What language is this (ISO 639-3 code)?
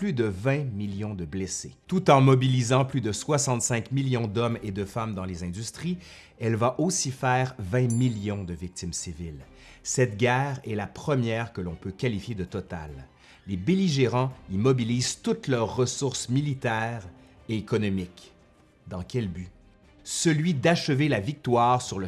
fra